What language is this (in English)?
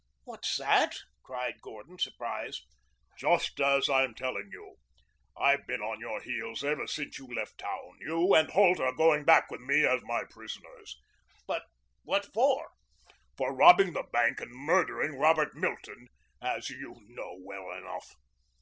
English